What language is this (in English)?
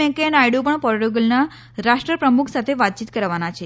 Gujarati